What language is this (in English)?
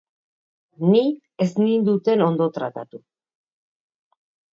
Basque